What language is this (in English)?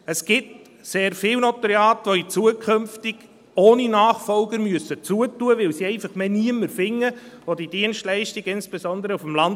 Swiss German